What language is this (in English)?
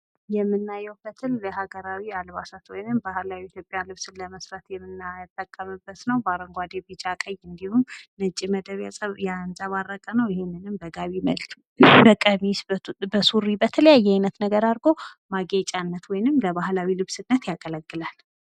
Amharic